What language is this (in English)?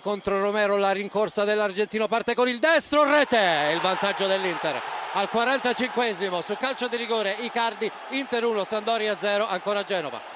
Italian